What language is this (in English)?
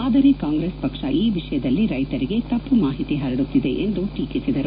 Kannada